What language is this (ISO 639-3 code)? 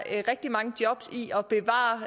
dan